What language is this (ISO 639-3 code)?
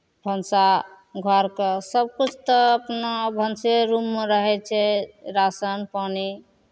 mai